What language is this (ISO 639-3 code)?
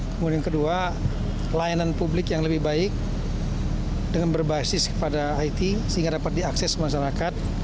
ind